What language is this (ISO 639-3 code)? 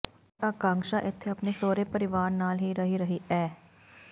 pan